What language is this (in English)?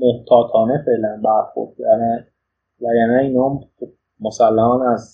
Persian